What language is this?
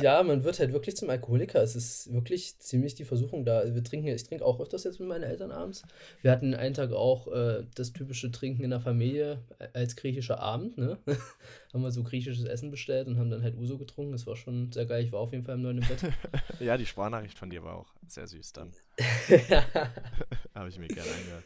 German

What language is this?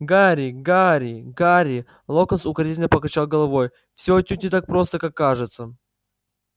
Russian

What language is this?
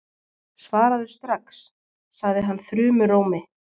Icelandic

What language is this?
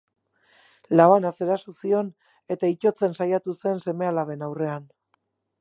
Basque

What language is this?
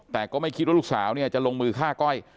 Thai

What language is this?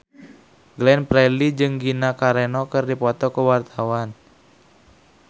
Sundanese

